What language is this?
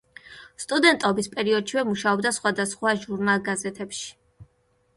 Georgian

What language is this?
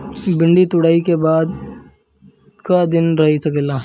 Bhojpuri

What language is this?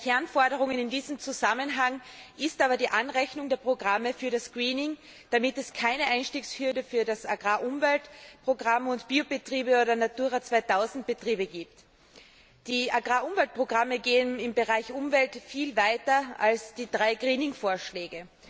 German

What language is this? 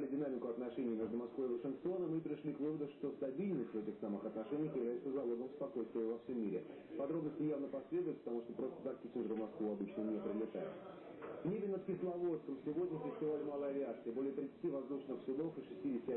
Russian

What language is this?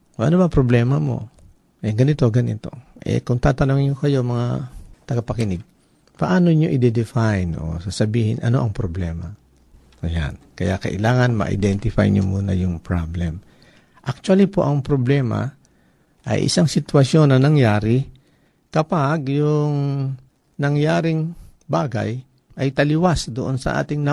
Filipino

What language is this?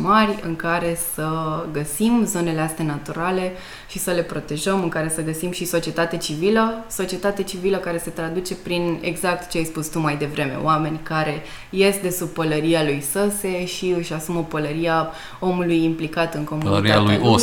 Romanian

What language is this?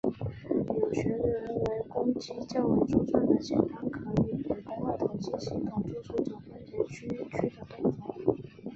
Chinese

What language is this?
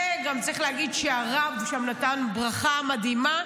Hebrew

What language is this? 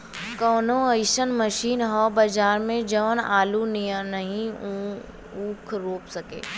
Bhojpuri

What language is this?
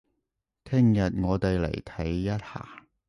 Cantonese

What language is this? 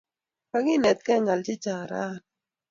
Kalenjin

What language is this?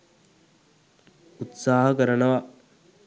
Sinhala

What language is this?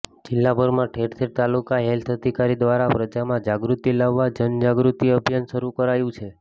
Gujarati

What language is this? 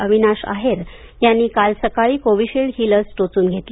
Marathi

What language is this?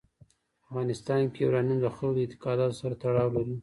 Pashto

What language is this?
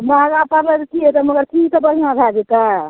Maithili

